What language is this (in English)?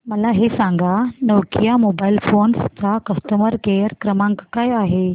Marathi